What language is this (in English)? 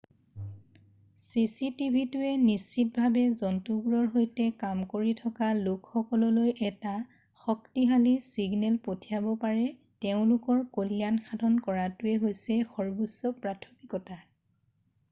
Assamese